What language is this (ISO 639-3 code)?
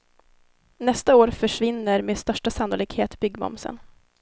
swe